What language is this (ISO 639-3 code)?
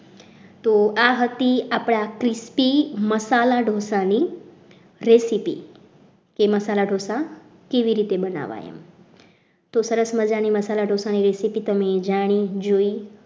guj